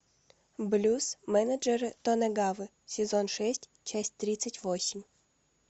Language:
Russian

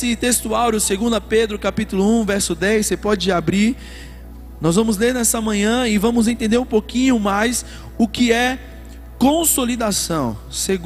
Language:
Portuguese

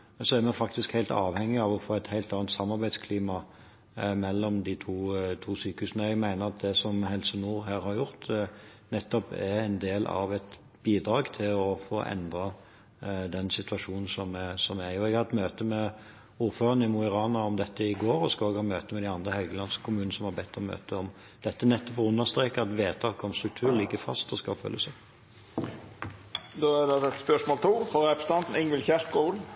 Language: Norwegian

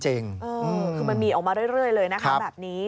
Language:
Thai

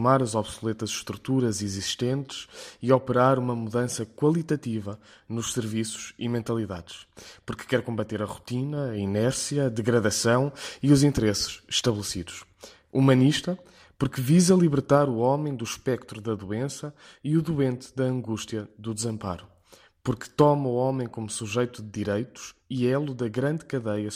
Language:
Portuguese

